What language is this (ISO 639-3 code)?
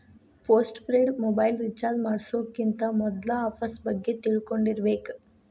kan